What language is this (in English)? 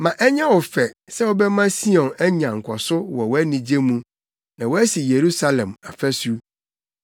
Akan